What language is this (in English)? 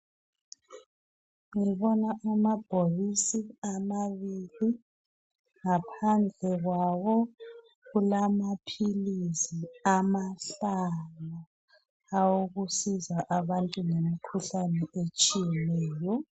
North Ndebele